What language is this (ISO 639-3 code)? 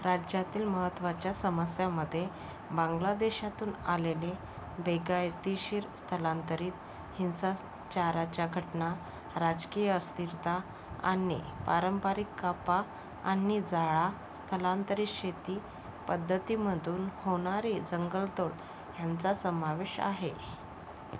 mar